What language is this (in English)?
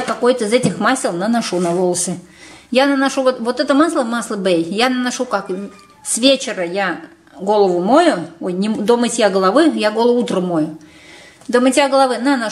Russian